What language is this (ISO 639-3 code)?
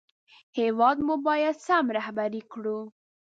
pus